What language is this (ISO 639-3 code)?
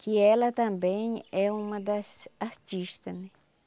por